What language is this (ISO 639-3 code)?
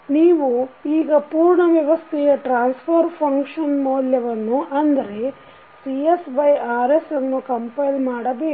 kan